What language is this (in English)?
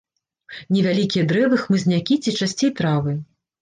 Belarusian